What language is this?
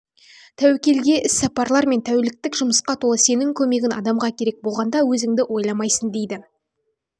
Kazakh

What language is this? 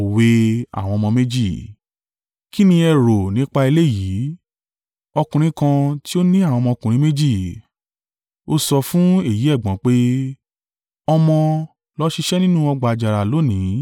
Yoruba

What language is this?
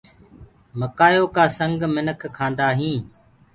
Gurgula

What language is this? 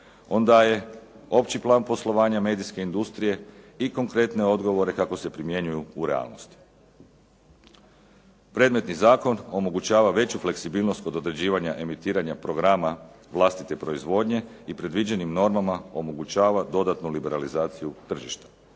Croatian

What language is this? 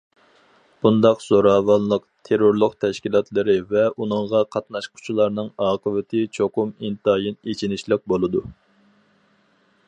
Uyghur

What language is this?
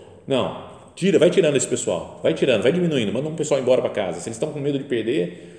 Portuguese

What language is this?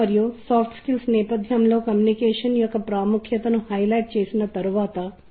Telugu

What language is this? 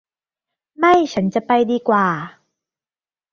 Thai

